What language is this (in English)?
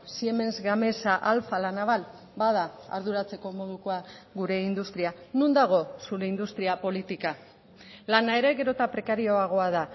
Basque